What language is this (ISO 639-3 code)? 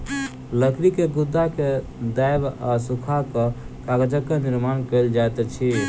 mai